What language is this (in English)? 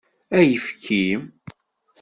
Kabyle